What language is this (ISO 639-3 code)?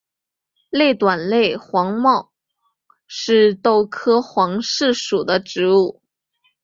zho